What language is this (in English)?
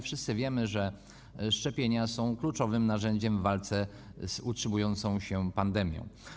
Polish